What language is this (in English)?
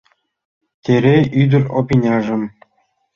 Mari